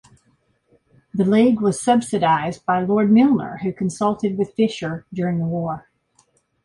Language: English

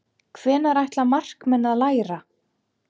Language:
Icelandic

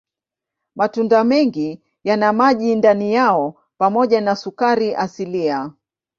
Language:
Swahili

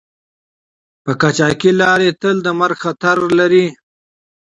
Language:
Pashto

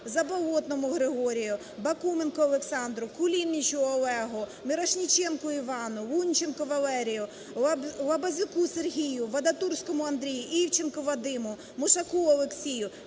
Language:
Ukrainian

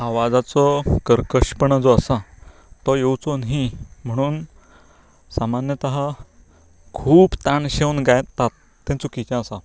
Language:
Konkani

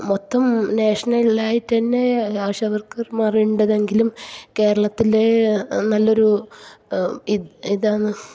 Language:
Malayalam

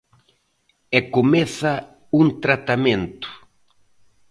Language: Galician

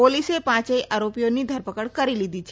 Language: Gujarati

